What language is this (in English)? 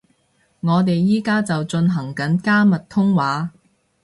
Cantonese